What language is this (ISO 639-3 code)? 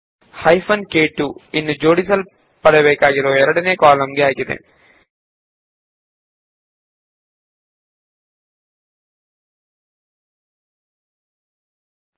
kan